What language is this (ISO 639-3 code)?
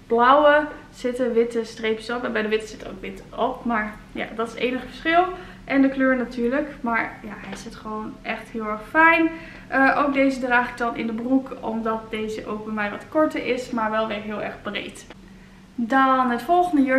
nld